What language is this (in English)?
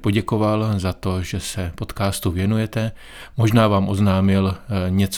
Czech